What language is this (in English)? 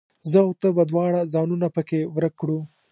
Pashto